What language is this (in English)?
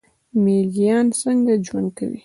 Pashto